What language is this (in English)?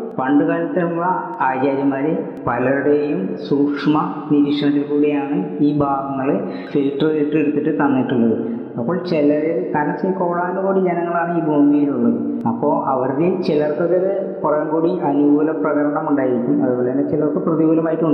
Malayalam